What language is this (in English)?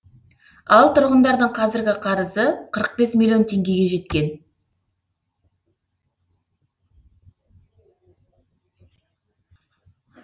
Kazakh